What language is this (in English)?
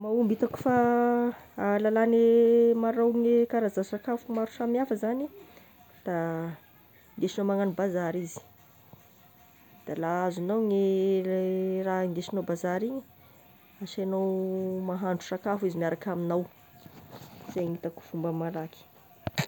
Tesaka Malagasy